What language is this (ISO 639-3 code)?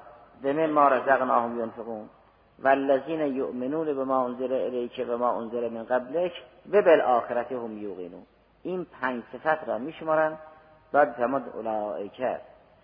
fas